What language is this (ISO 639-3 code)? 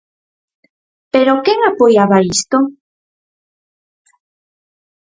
glg